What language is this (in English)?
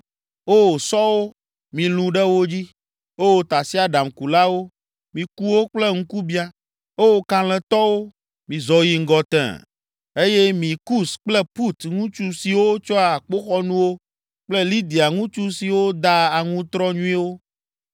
Ewe